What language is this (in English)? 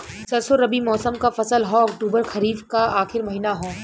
Bhojpuri